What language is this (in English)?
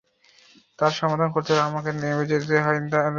Bangla